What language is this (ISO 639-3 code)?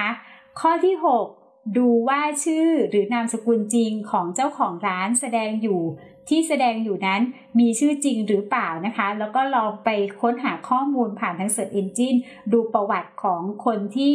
tha